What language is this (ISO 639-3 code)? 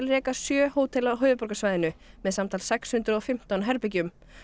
isl